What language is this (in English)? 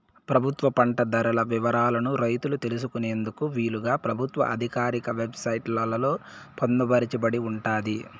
Telugu